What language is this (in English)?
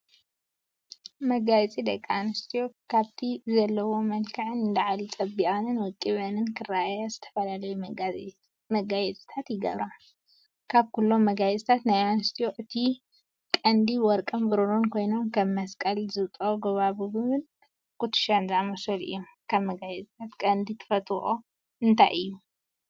Tigrinya